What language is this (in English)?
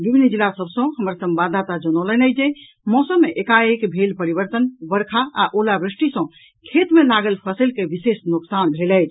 Maithili